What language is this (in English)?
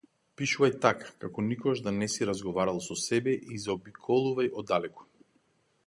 Macedonian